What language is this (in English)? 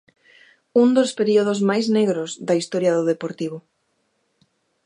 Galician